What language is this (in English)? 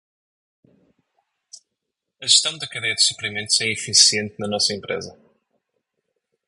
Portuguese